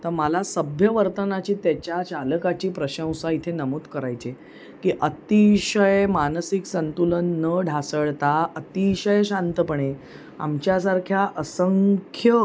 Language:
Marathi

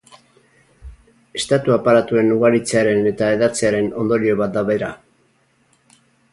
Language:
Basque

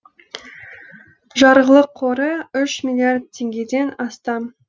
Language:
Kazakh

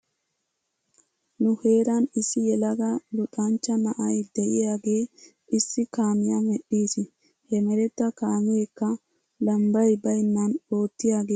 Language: Wolaytta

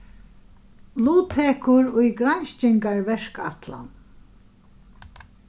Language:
Faroese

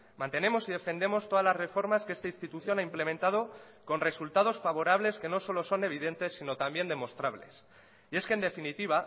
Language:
Spanish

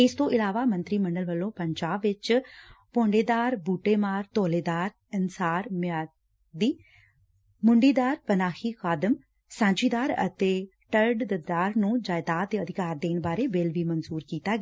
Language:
Punjabi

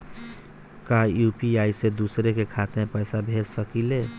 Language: Bhojpuri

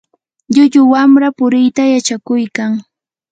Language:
Yanahuanca Pasco Quechua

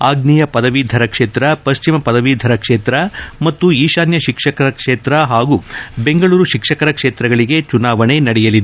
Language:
Kannada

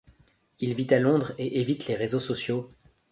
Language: French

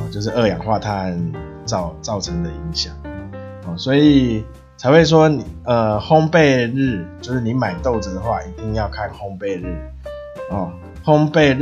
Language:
Chinese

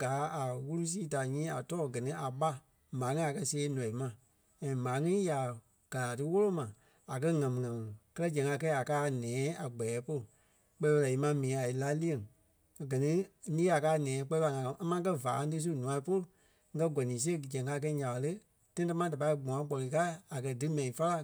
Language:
Kpelle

